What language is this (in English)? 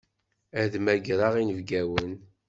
Kabyle